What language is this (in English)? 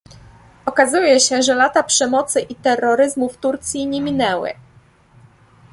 Polish